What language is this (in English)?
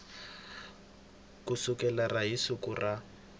Tsonga